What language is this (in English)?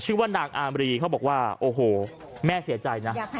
Thai